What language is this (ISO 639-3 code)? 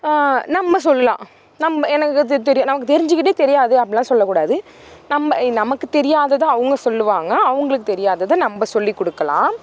tam